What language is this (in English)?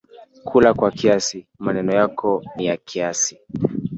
Swahili